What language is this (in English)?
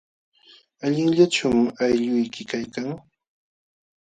Jauja Wanca Quechua